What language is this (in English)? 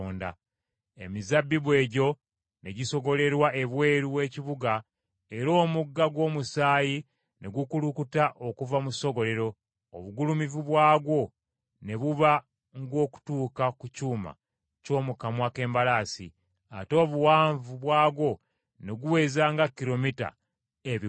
Ganda